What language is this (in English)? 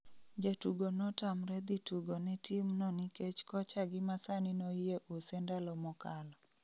Luo (Kenya and Tanzania)